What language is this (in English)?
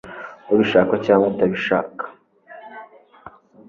Kinyarwanda